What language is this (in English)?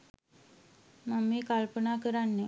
Sinhala